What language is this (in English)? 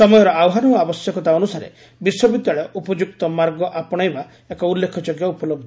Odia